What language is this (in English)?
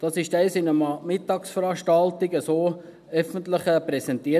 Swiss German